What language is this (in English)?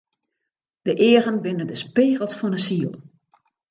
Western Frisian